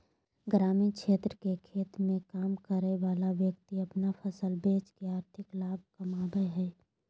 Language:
Magahi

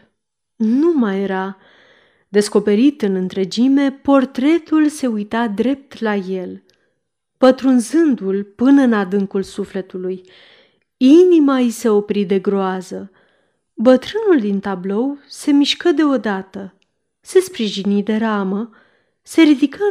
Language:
Romanian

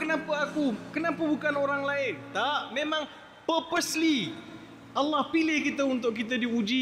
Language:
Malay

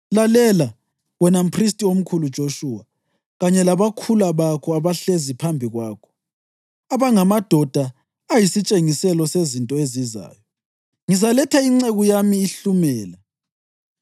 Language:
North Ndebele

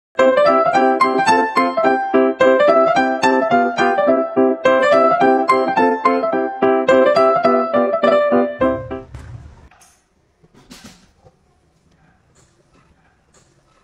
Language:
Vietnamese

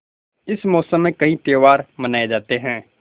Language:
Hindi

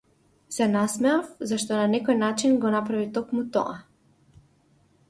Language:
Macedonian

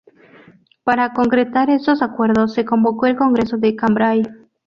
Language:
Spanish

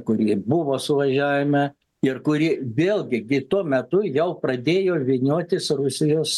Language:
Lithuanian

